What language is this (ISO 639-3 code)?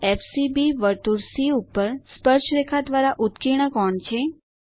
guj